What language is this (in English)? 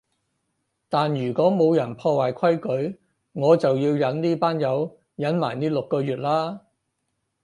Cantonese